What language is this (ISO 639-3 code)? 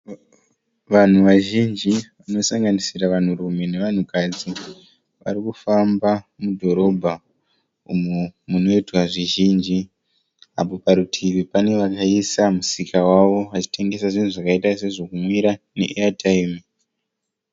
sna